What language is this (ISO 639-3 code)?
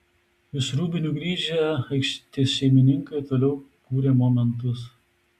lit